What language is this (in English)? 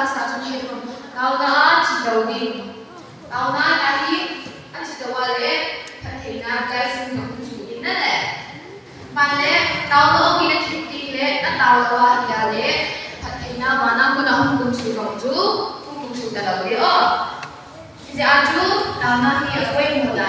Korean